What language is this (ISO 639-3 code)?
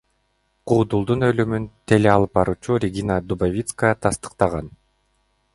kir